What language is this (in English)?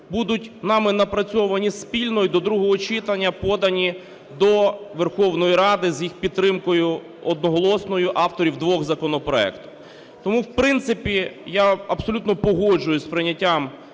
Ukrainian